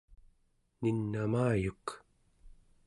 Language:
Central Yupik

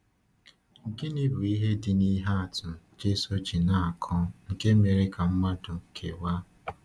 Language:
Igbo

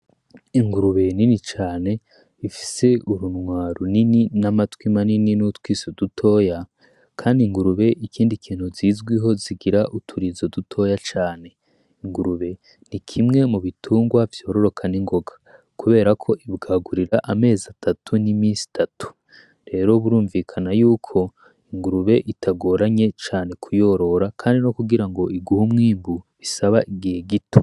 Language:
Rundi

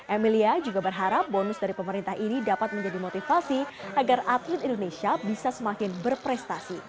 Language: Indonesian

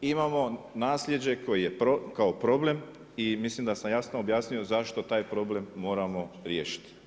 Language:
Croatian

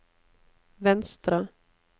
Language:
Norwegian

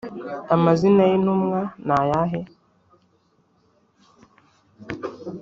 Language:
Kinyarwanda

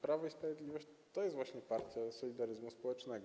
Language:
Polish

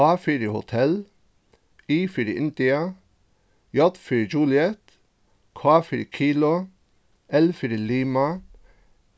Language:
Faroese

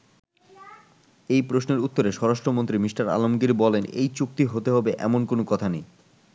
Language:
Bangla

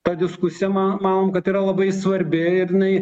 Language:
Lithuanian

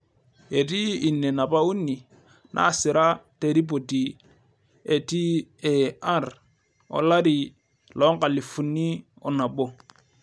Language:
Masai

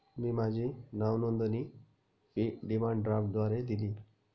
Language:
Marathi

